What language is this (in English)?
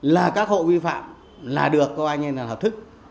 Vietnamese